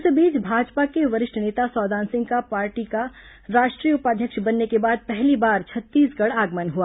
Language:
Hindi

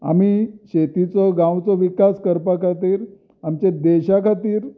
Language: Konkani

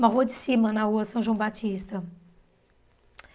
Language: Portuguese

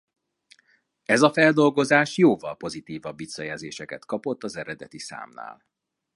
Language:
Hungarian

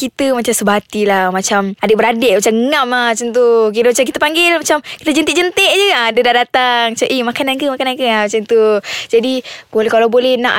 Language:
Malay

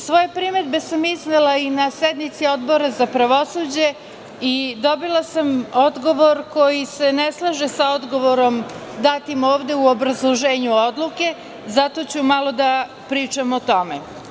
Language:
Serbian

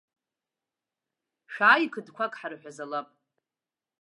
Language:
Abkhazian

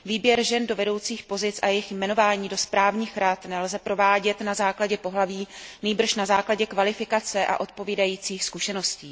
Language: Czech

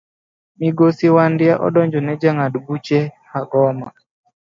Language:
Luo (Kenya and Tanzania)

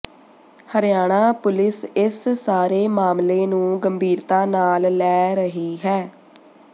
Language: Punjabi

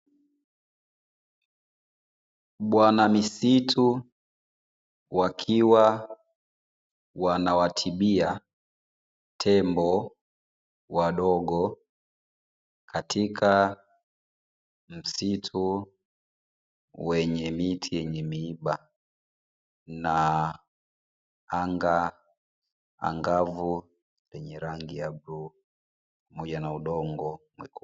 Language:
Swahili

